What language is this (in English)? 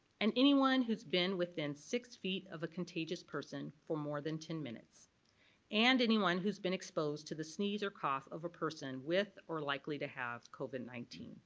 English